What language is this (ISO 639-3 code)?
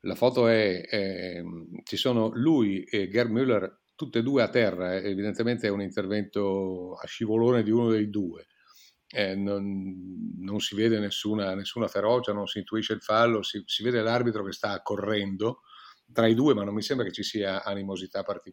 ita